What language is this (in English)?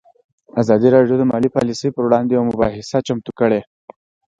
Pashto